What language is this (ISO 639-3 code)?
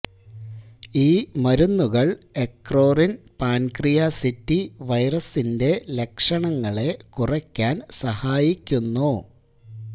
mal